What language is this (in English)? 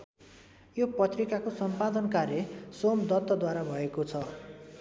Nepali